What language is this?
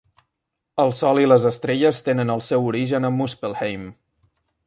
Catalan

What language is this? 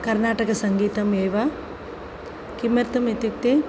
Sanskrit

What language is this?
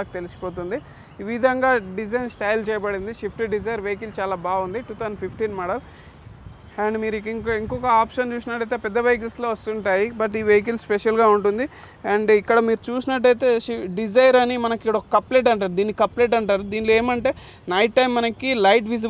Hindi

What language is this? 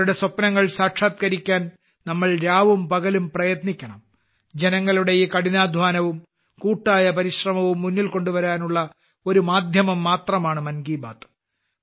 Malayalam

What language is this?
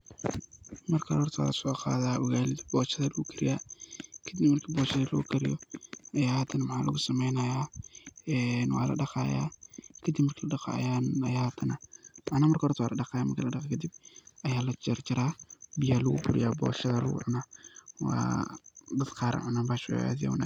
Somali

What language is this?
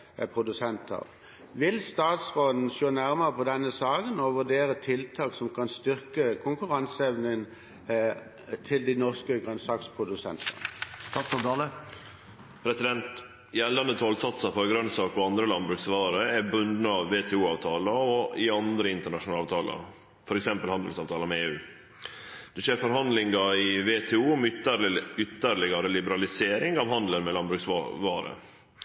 Norwegian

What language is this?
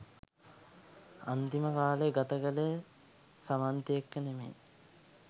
Sinhala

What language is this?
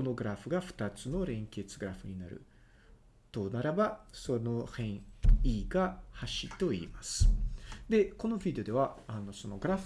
Japanese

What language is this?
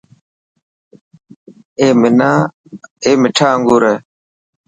Dhatki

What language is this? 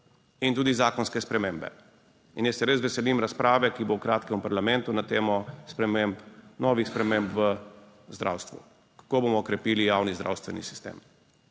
Slovenian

